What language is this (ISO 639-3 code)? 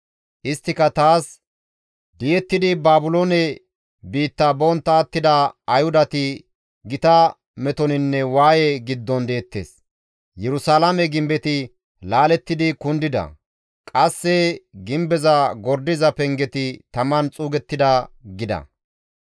gmv